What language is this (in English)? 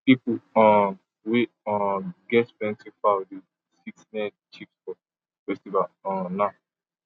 Nigerian Pidgin